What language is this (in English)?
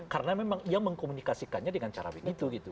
Indonesian